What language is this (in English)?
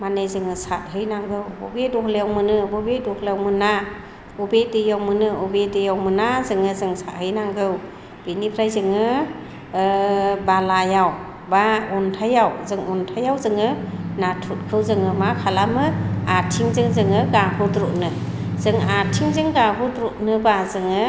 Bodo